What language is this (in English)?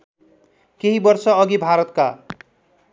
Nepali